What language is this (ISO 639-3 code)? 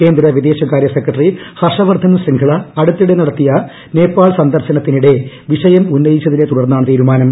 mal